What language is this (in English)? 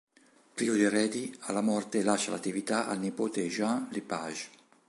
Italian